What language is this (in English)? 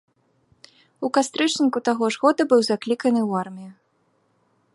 Belarusian